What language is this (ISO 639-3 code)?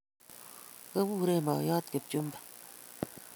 kln